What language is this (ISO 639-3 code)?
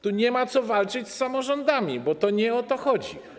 pol